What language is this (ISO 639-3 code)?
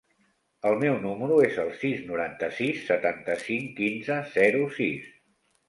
cat